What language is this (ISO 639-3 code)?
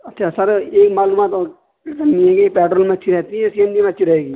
urd